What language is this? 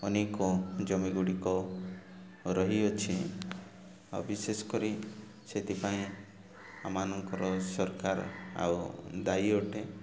Odia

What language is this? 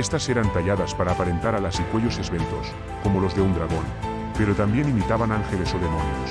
Spanish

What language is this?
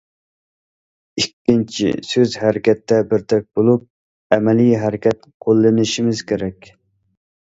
Uyghur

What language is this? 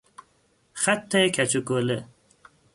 Persian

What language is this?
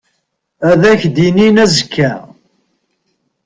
Kabyle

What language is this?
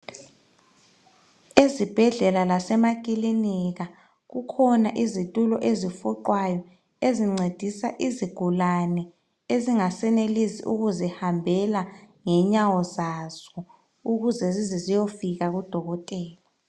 North Ndebele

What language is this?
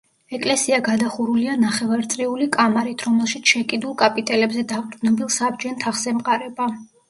Georgian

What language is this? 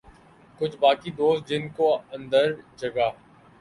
Urdu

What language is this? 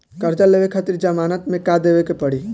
Bhojpuri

